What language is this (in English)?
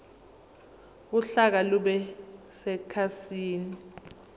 Zulu